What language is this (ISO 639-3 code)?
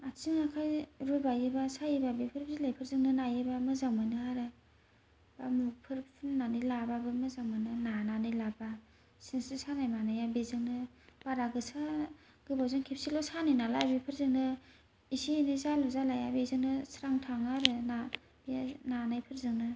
brx